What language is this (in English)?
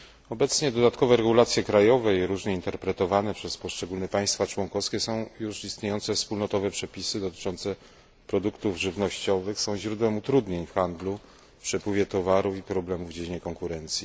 Polish